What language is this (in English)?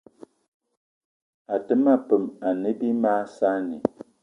Eton (Cameroon)